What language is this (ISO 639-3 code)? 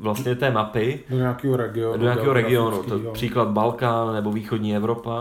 ces